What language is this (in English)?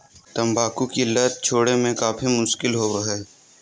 Magahi